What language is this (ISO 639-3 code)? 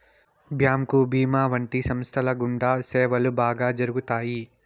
tel